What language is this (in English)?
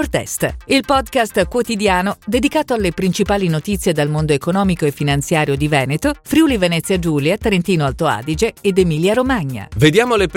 Italian